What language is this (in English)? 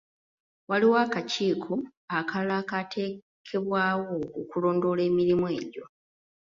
Ganda